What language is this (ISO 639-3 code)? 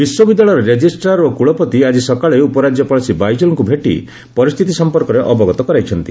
ori